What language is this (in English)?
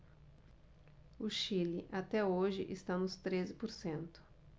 Portuguese